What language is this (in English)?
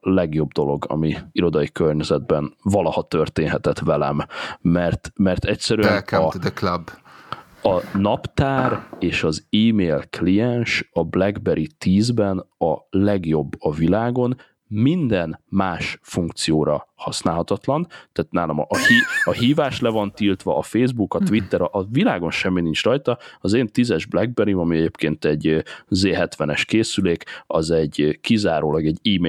Hungarian